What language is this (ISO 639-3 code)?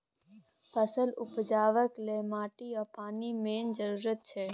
mai